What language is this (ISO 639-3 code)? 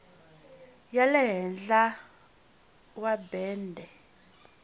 tso